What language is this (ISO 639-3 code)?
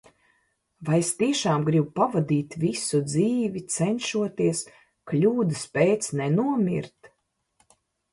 lav